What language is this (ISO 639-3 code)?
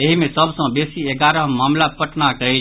mai